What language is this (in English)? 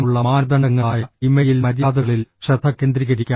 Malayalam